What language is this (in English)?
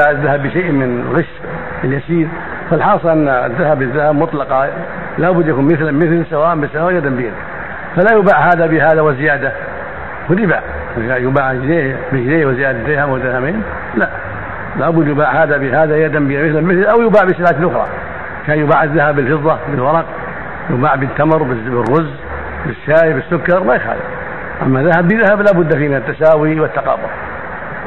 Arabic